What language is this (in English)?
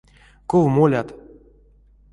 Erzya